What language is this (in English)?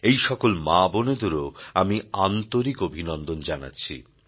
Bangla